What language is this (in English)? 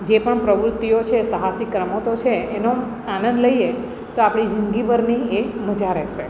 Gujarati